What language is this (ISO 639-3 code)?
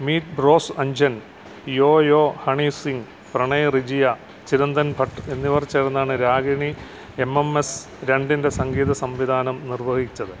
mal